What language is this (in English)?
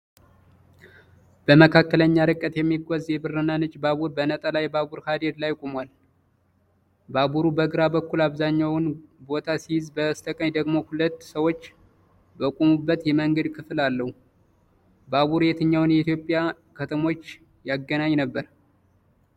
Amharic